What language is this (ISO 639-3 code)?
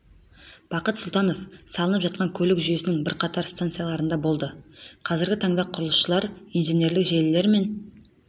kaz